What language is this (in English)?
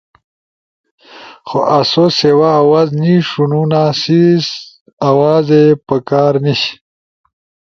Ushojo